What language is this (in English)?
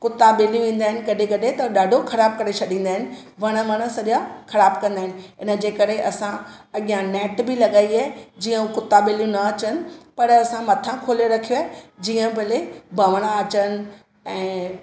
Sindhi